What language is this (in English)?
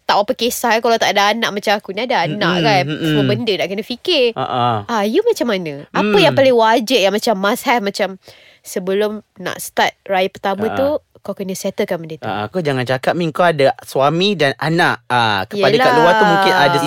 Malay